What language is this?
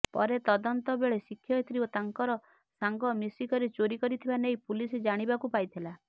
Odia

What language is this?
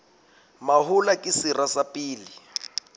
Southern Sotho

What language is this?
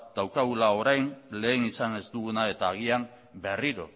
Basque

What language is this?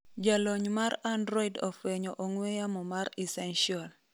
Luo (Kenya and Tanzania)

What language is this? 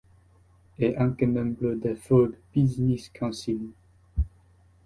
Italian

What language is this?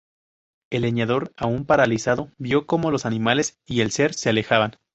Spanish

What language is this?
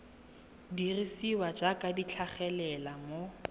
Tswana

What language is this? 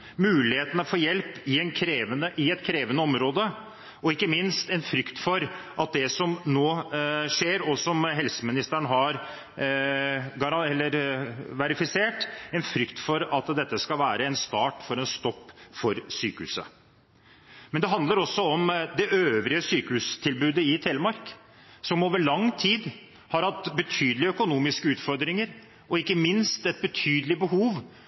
Norwegian Bokmål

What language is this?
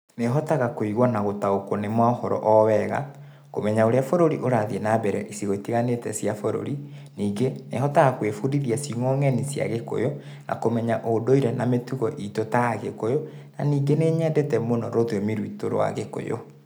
Kikuyu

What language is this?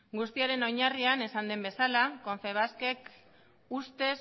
Basque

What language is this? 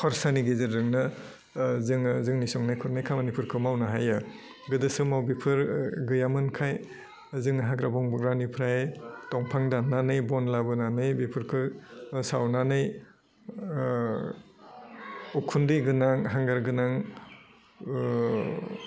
Bodo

